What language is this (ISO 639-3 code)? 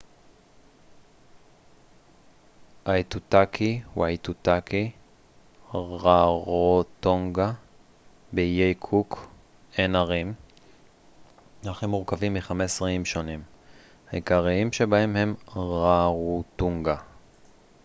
heb